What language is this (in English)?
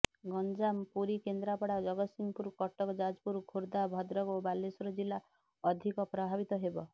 Odia